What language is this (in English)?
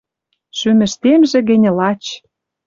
Western Mari